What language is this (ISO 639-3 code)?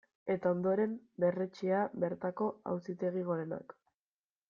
eus